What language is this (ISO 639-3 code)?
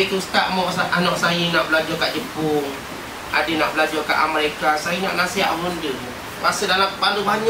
msa